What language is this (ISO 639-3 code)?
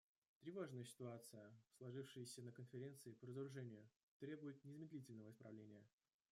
rus